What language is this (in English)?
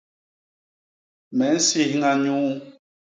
Basaa